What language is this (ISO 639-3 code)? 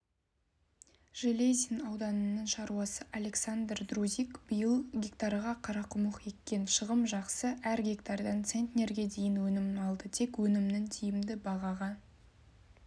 kaz